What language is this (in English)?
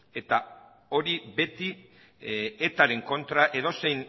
Basque